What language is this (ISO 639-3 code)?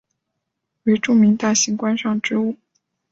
zho